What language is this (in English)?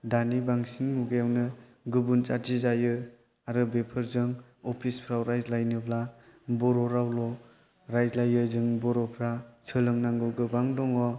Bodo